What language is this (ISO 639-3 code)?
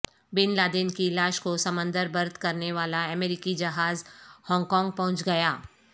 urd